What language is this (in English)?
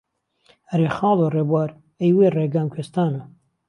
Central Kurdish